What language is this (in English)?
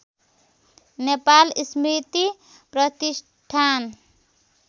Nepali